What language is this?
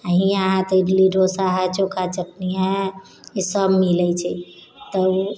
Maithili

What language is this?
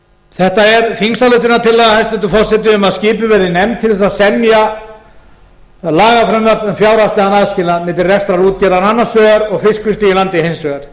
Icelandic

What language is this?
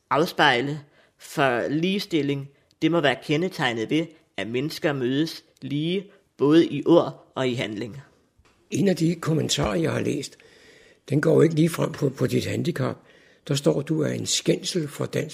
Danish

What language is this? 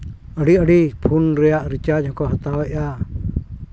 Santali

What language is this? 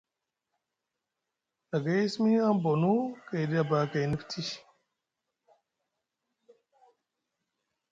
Musgu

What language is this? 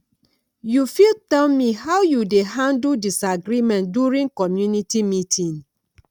Nigerian Pidgin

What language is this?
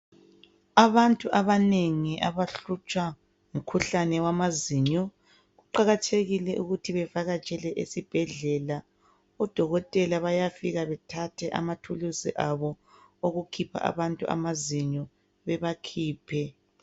North Ndebele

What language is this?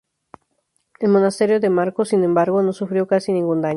Spanish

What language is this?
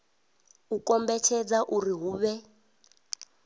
Venda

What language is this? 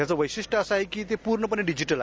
Marathi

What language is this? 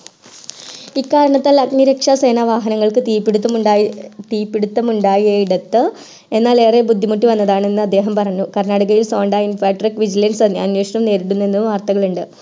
Malayalam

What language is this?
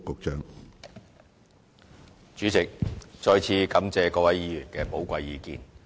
Cantonese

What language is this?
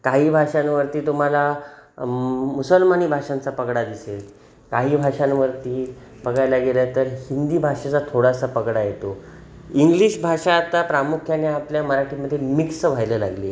Marathi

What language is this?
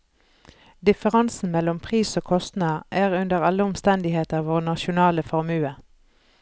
Norwegian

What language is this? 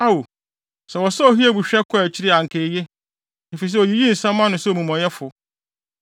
Akan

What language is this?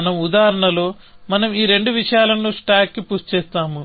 Telugu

